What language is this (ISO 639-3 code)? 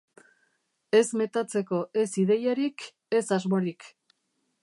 eus